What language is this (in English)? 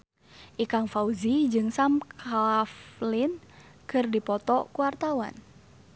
Sundanese